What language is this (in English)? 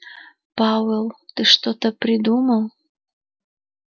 Russian